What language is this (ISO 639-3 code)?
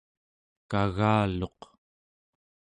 esu